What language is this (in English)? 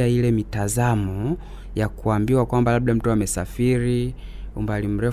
Swahili